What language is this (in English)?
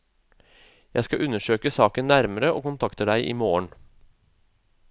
Norwegian